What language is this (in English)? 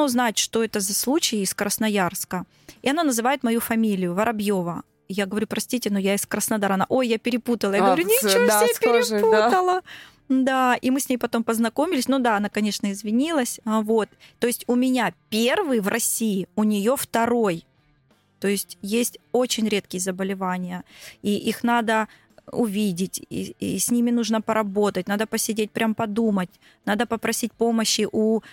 Russian